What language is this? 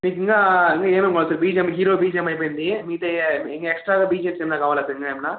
Telugu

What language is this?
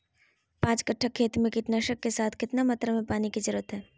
Magahi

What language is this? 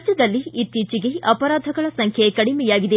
Kannada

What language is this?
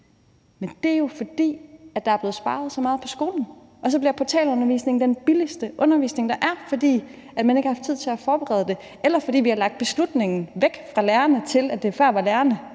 Danish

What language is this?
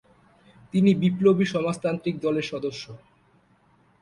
Bangla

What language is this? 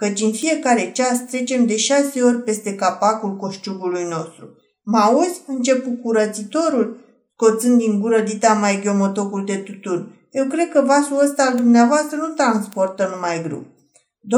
Romanian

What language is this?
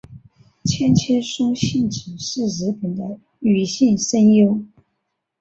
Chinese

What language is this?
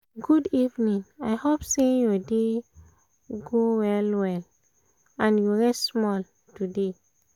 Nigerian Pidgin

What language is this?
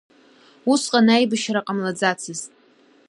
Abkhazian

